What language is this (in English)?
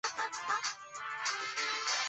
Chinese